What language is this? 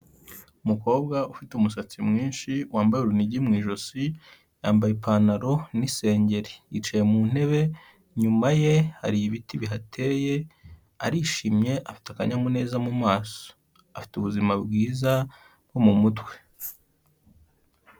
Kinyarwanda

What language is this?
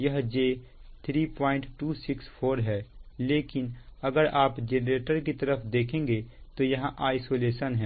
Hindi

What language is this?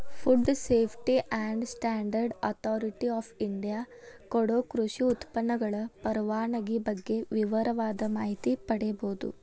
Kannada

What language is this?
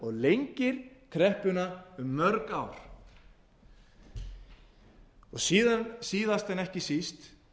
Icelandic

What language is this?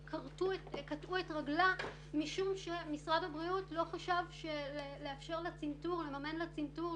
Hebrew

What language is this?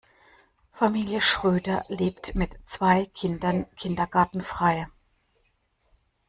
German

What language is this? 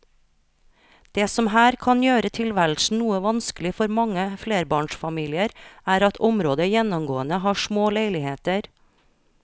Norwegian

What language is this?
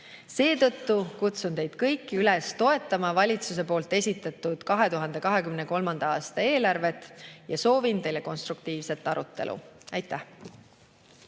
Estonian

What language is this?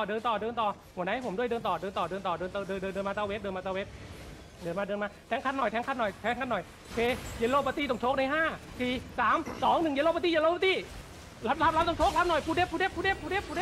Thai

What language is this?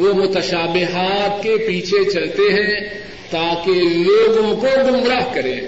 Urdu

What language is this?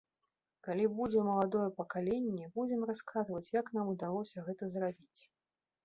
Belarusian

